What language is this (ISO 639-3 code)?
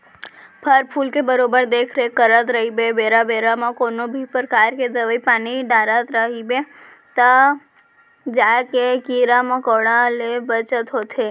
hne